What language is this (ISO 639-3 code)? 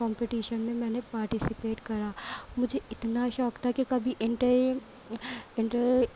urd